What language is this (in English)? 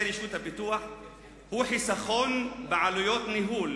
Hebrew